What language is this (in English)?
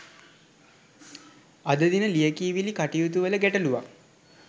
Sinhala